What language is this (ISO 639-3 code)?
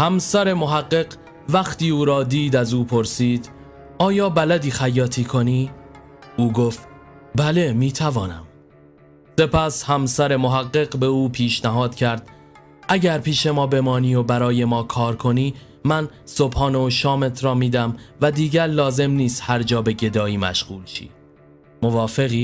fas